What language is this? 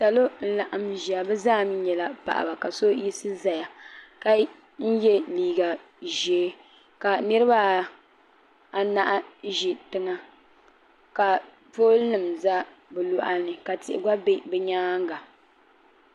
Dagbani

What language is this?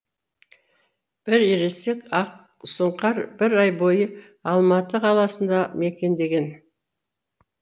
Kazakh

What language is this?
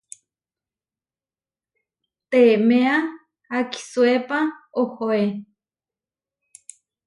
Huarijio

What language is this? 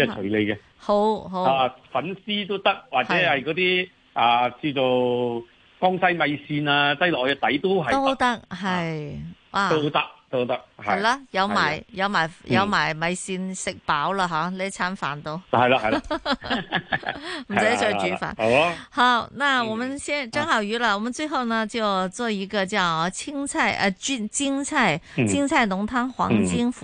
Chinese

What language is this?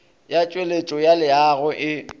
Northern Sotho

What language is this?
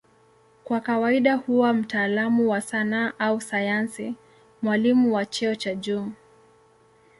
Swahili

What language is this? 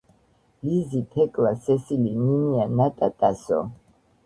Georgian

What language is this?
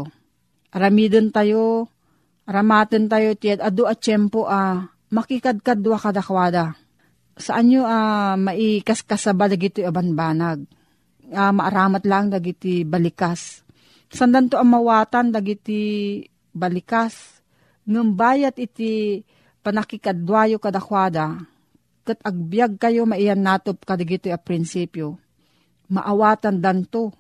Filipino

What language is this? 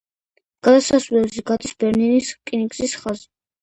Georgian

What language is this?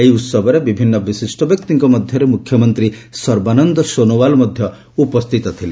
Odia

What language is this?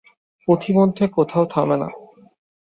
Bangla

